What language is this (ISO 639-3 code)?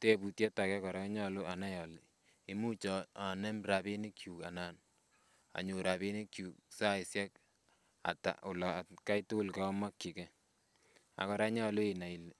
kln